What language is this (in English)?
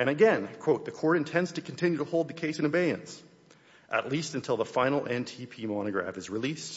English